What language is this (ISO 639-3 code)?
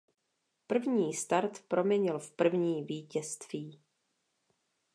ces